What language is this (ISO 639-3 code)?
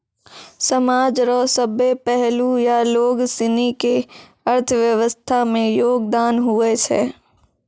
mai